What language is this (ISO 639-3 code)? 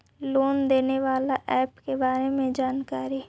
mag